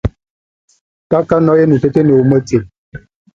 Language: Tunen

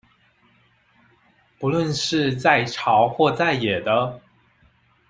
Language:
Chinese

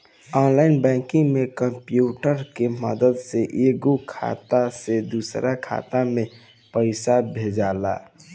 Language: Bhojpuri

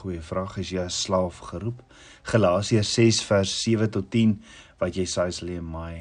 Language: Dutch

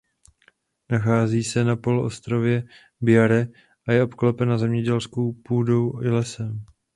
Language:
Czech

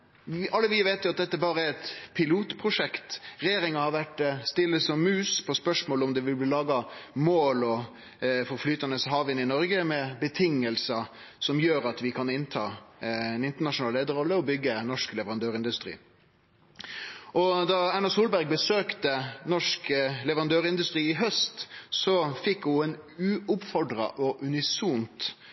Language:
Norwegian Nynorsk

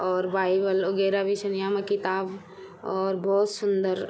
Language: Garhwali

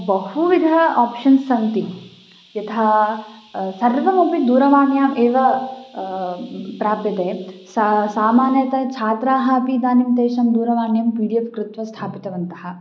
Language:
Sanskrit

